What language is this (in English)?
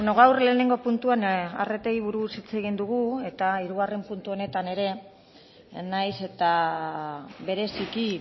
Basque